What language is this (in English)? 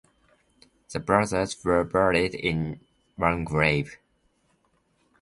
English